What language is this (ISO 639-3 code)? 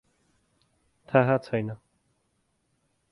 nep